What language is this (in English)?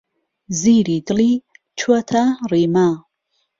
Central Kurdish